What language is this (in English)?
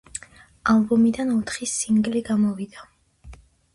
Georgian